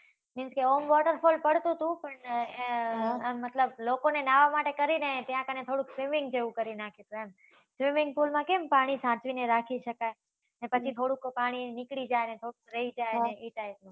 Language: Gujarati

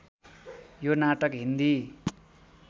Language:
Nepali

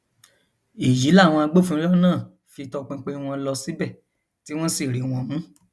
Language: Yoruba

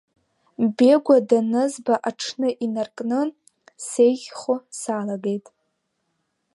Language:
Abkhazian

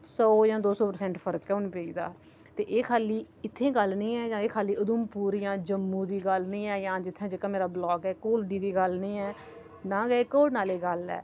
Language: Dogri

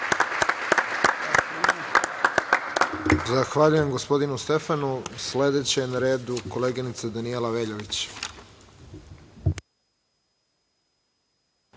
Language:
Serbian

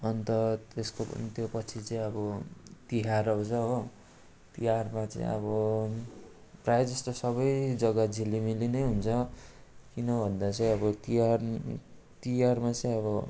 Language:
Nepali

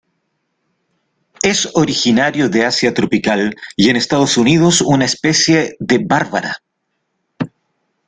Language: Spanish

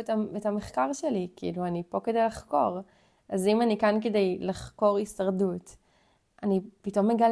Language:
Hebrew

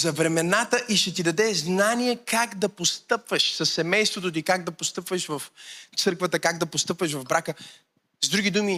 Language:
Bulgarian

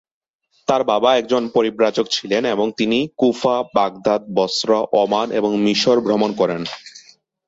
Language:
Bangla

